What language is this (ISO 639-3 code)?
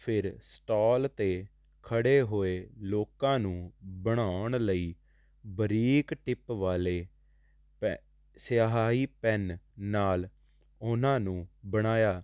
pan